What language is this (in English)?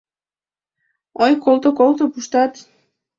Mari